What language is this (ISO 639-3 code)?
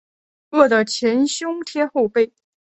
zho